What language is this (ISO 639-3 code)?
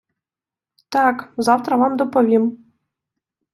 ukr